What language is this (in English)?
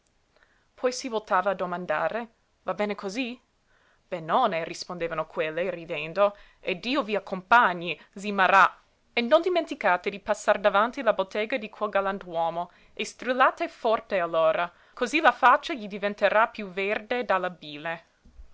Italian